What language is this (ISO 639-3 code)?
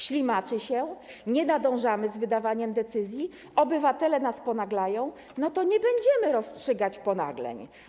pol